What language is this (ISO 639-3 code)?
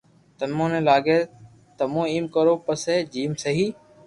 lrk